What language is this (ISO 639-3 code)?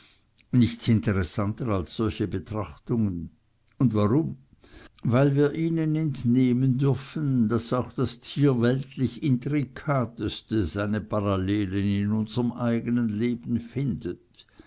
deu